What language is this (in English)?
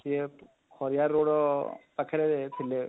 Odia